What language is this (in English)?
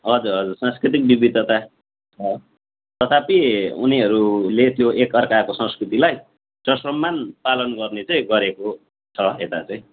Nepali